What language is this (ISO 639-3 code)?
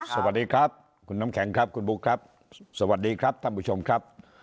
tha